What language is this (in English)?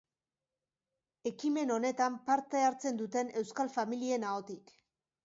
Basque